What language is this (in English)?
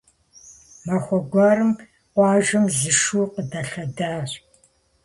Kabardian